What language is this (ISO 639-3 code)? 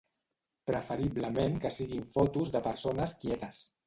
cat